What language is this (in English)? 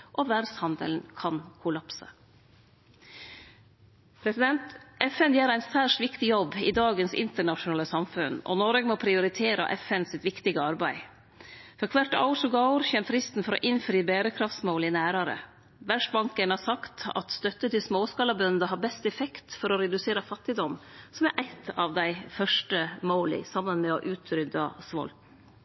Norwegian Nynorsk